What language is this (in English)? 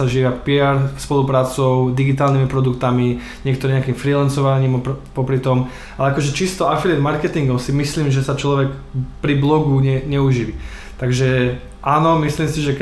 Slovak